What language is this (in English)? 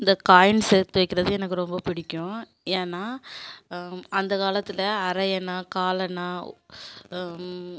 Tamil